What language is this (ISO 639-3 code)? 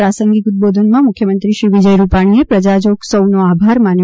guj